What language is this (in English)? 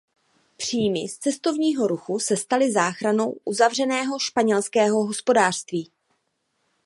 Czech